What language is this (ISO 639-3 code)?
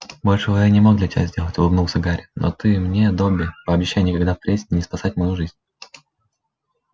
rus